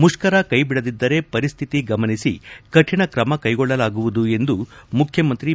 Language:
Kannada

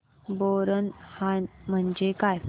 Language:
Marathi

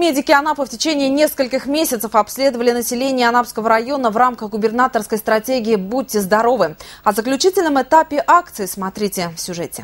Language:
Russian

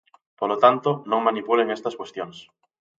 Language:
Galician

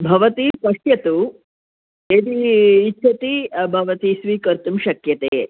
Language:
Sanskrit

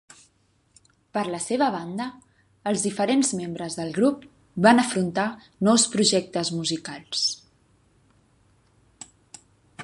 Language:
Catalan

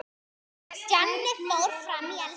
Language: Icelandic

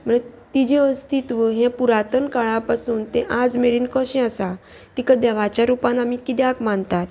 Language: Konkani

